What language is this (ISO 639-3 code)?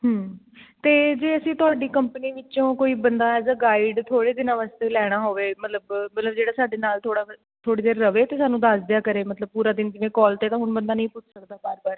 pan